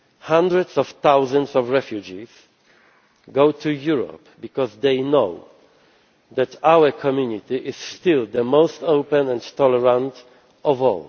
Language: English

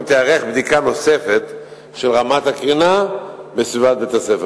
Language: Hebrew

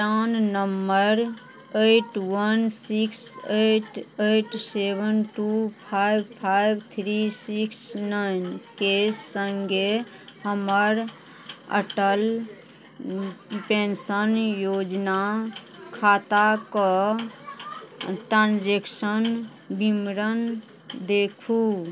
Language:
Maithili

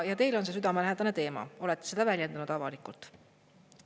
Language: Estonian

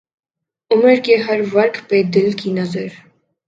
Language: Urdu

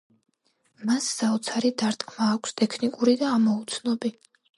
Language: Georgian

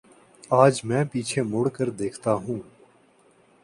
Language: Urdu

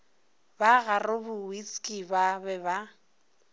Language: Northern Sotho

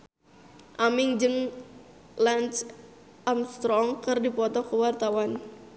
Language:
Sundanese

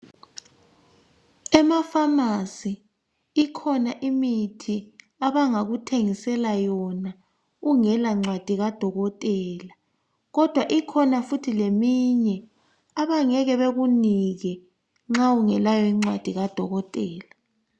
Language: North Ndebele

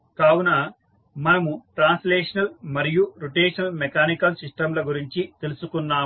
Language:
Telugu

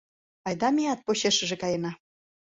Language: Mari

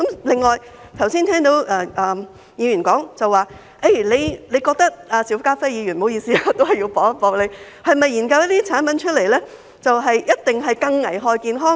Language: Cantonese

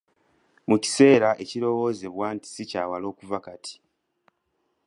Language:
Ganda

